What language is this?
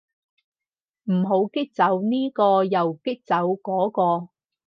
Cantonese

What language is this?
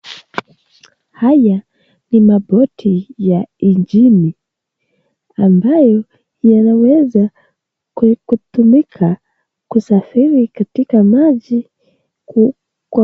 Swahili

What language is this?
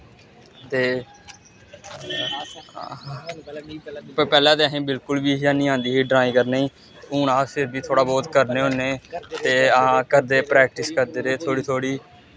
Dogri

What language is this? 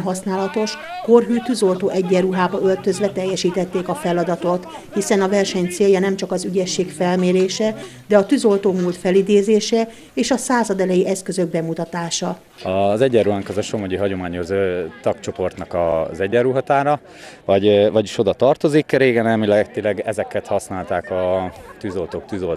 Hungarian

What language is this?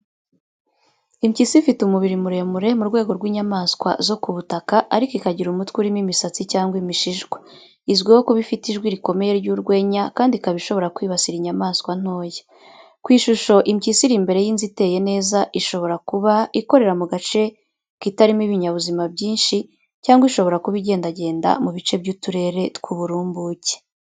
Kinyarwanda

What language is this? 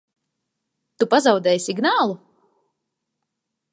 Latvian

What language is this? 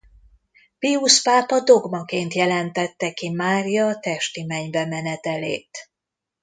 Hungarian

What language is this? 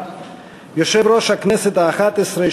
Hebrew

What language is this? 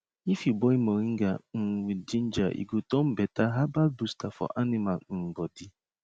Nigerian Pidgin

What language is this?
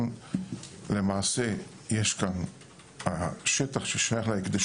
Hebrew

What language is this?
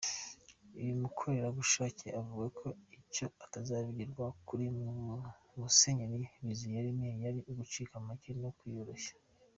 Kinyarwanda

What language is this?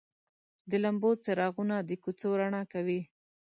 Pashto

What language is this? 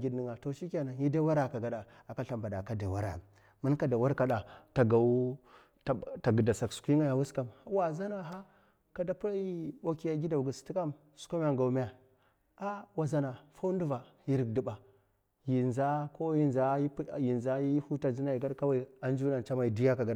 Mafa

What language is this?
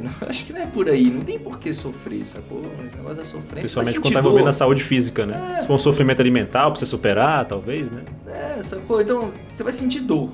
Portuguese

